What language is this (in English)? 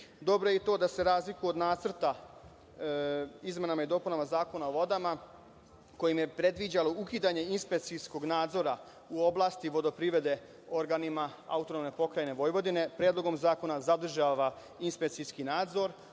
Serbian